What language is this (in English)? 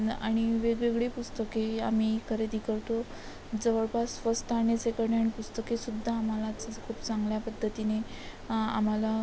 Marathi